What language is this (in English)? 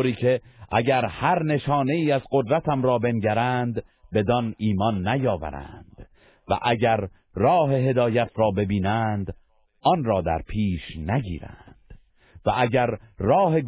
Persian